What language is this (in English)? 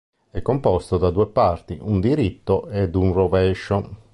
Italian